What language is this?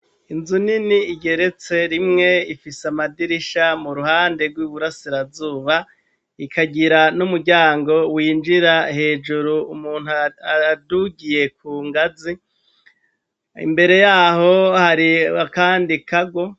Rundi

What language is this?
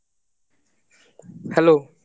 Bangla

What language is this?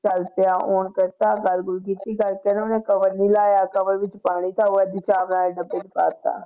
Punjabi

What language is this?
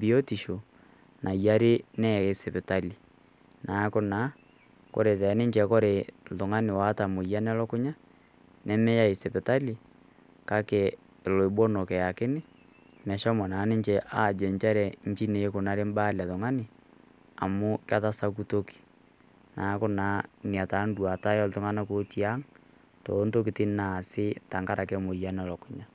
Masai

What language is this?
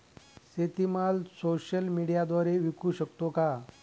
Marathi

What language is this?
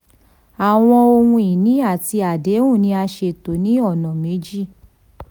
Yoruba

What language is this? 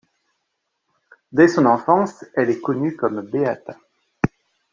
French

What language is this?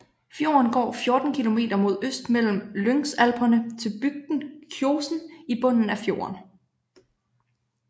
Danish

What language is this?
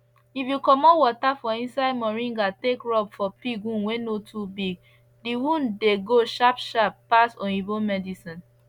Nigerian Pidgin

